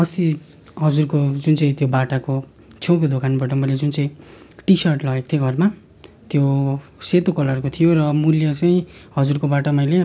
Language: Nepali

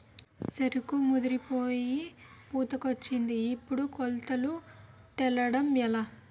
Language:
Telugu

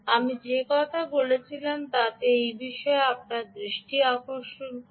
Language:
Bangla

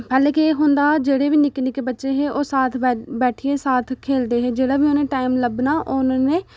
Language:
Dogri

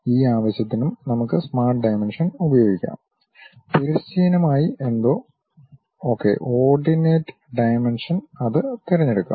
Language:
Malayalam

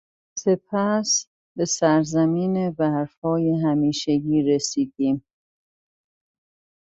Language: Persian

